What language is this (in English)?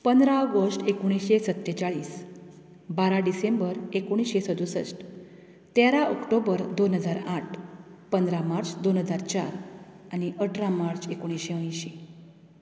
Konkani